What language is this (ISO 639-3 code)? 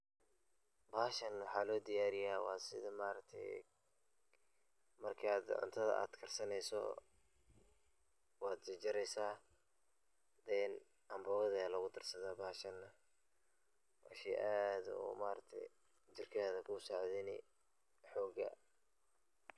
som